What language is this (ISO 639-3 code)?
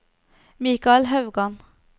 nor